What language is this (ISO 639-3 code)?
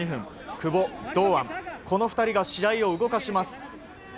jpn